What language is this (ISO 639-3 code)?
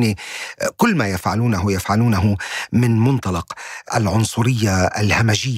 ara